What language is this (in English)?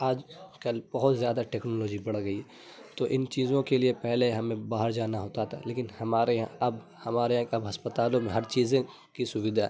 Urdu